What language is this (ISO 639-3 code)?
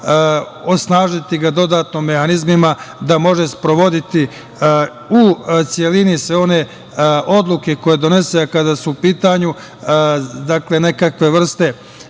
srp